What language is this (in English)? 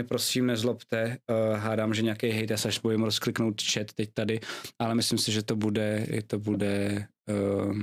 Czech